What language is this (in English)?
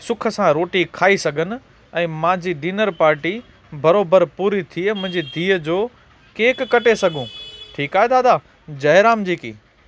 Sindhi